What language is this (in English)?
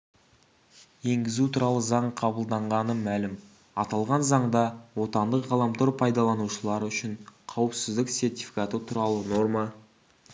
Kazakh